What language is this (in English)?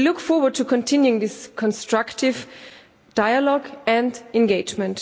English